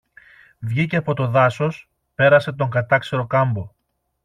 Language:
Greek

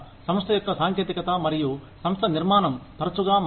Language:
Telugu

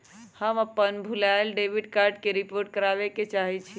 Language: Magahi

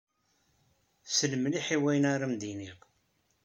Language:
Kabyle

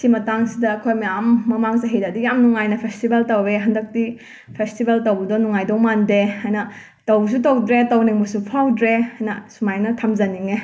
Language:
Manipuri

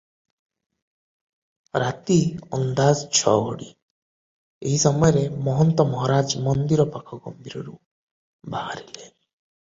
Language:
Odia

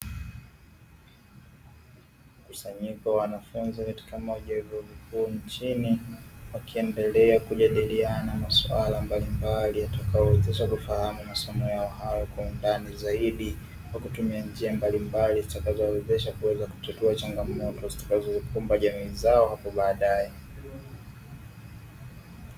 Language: Swahili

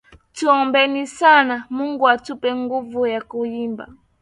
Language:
Swahili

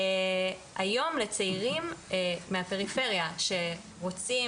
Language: Hebrew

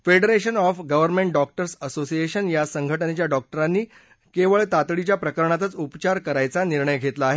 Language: Marathi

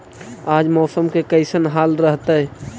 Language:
Magahi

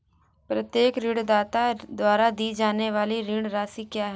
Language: Hindi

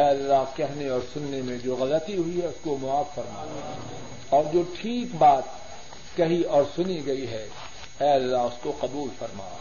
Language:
Urdu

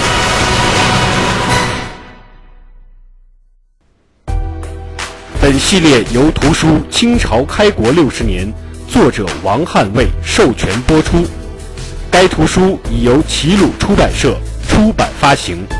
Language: Chinese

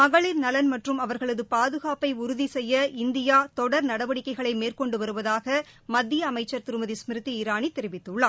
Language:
Tamil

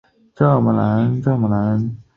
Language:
Chinese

